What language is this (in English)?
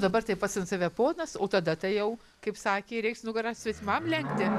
Lithuanian